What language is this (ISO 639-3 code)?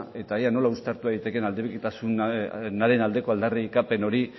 eus